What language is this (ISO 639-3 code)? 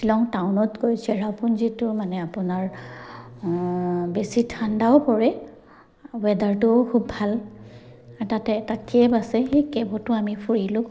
asm